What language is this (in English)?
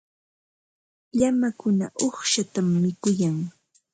Ambo-Pasco Quechua